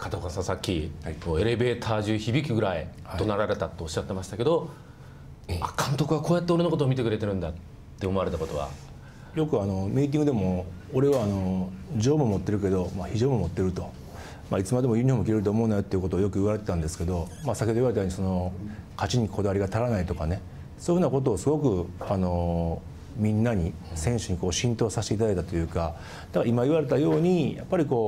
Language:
Japanese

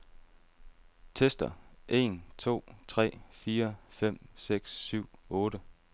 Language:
Danish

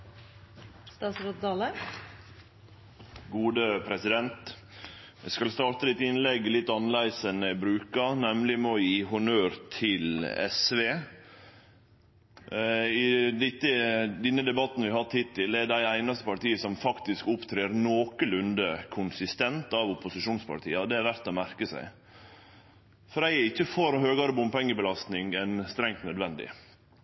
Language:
Norwegian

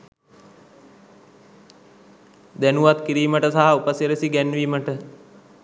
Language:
Sinhala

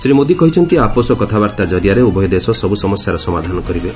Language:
Odia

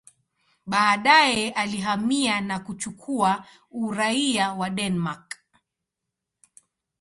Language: Swahili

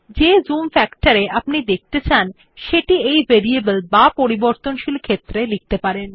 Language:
Bangla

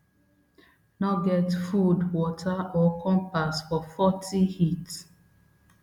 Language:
Nigerian Pidgin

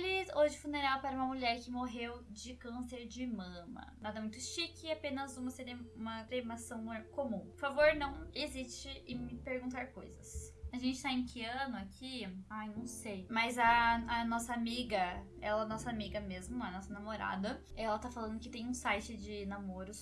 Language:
Portuguese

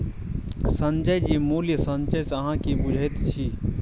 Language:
Maithili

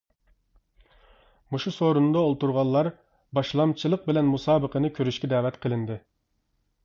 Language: Uyghur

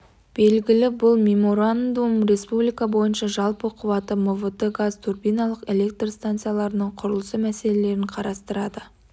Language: Kazakh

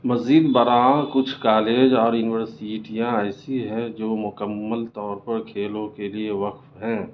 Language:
Urdu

